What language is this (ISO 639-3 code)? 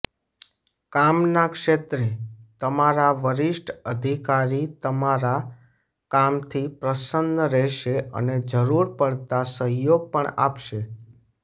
guj